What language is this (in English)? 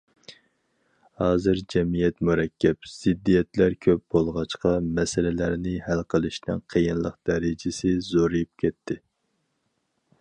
Uyghur